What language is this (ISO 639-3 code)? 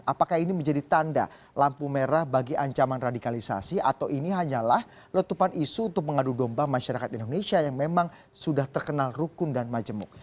ind